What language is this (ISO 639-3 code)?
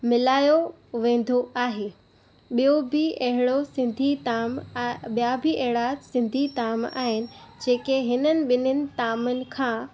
snd